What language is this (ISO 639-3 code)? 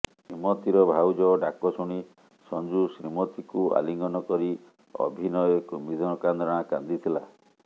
ori